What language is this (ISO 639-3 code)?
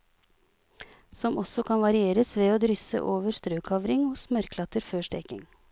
nor